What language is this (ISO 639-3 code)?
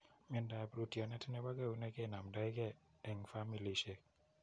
kln